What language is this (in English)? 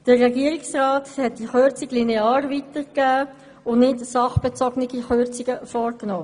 Swiss German